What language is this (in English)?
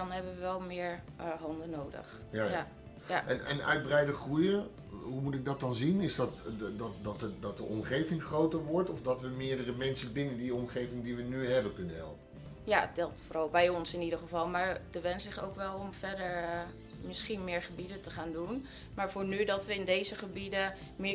Dutch